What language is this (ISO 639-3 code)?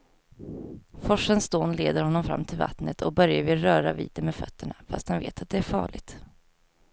swe